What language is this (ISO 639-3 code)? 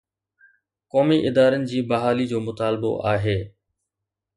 snd